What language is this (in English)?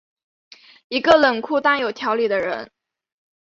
Chinese